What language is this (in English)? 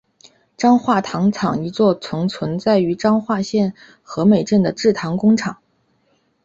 Chinese